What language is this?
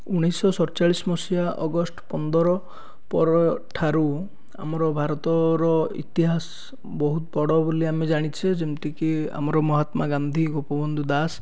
Odia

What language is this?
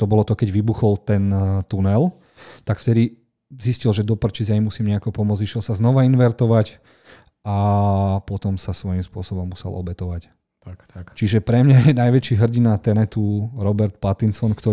Slovak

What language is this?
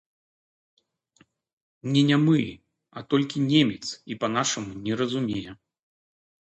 Belarusian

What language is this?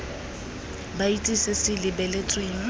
Tswana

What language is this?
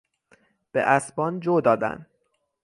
Persian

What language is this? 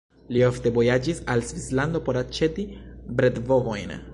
Esperanto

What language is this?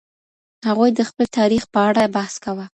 Pashto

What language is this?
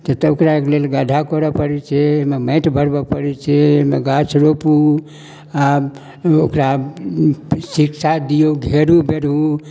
Maithili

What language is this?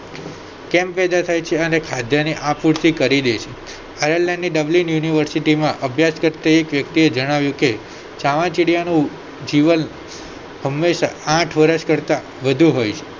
Gujarati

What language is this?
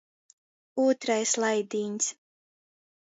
Latgalian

